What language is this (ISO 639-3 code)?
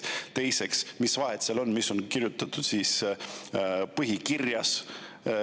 est